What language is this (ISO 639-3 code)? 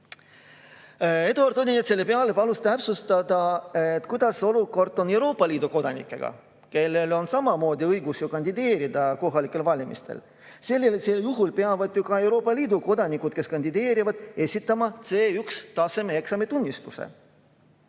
est